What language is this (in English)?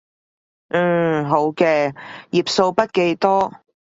Cantonese